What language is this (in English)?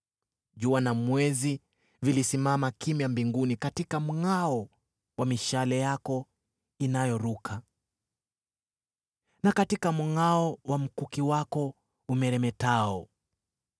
Swahili